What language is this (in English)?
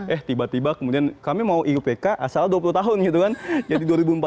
Indonesian